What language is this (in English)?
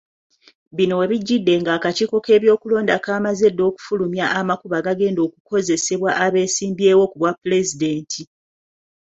Ganda